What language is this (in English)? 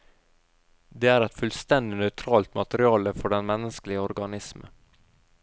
Norwegian